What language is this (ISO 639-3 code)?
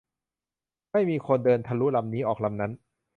tha